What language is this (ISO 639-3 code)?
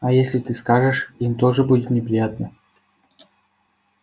rus